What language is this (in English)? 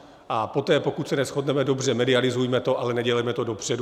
Czech